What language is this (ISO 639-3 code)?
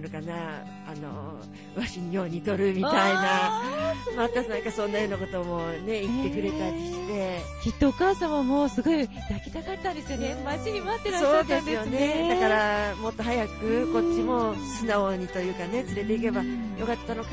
jpn